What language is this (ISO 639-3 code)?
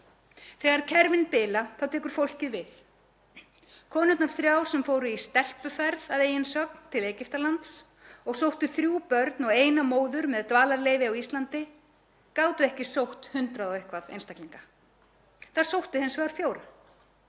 isl